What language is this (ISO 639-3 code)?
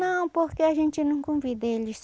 por